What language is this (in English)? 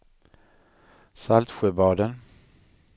Swedish